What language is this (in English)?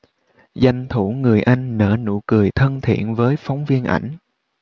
Vietnamese